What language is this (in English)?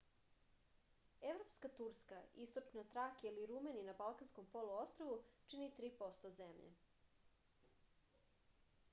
Serbian